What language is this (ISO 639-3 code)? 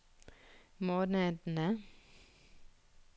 nor